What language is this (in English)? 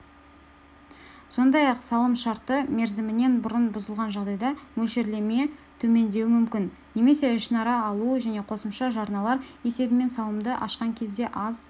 Kazakh